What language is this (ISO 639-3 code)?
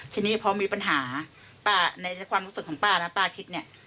tha